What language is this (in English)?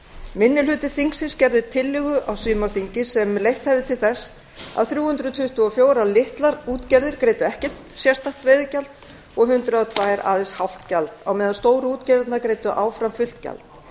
Icelandic